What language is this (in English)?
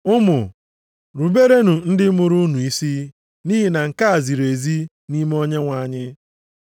Igbo